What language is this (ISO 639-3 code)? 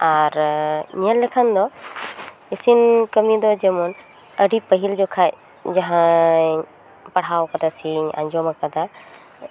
sat